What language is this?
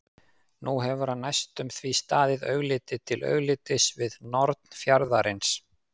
Icelandic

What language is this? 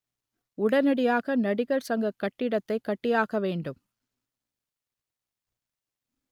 Tamil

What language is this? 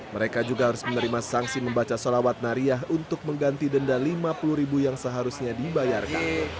Indonesian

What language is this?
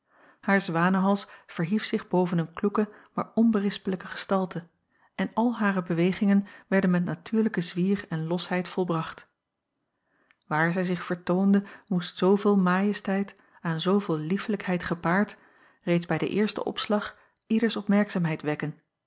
Dutch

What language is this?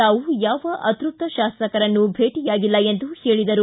Kannada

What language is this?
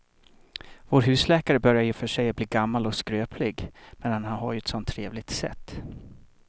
Swedish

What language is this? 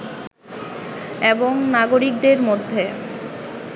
Bangla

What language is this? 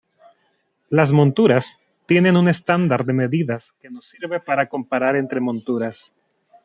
Spanish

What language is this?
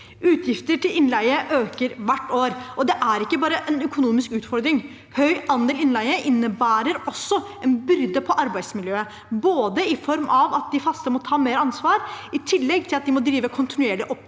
Norwegian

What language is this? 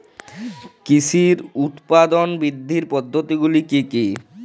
Bangla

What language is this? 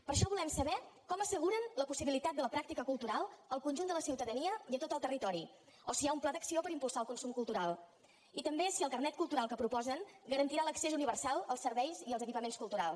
Catalan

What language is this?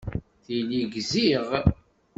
Kabyle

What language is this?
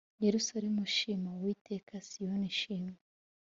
Kinyarwanda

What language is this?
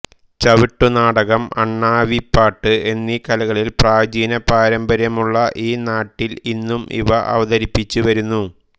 Malayalam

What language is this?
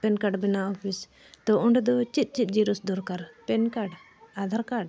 Santali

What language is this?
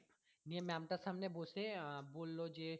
Bangla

